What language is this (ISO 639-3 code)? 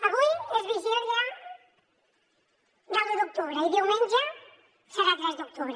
cat